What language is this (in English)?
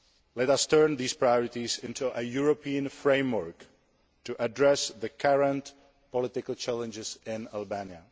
English